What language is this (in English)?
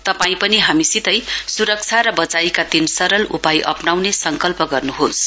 Nepali